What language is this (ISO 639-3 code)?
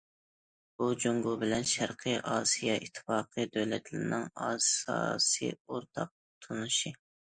uig